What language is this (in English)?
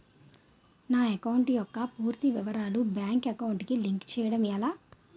Telugu